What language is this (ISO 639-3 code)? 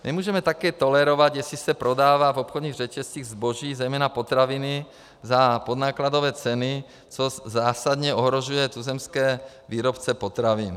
ces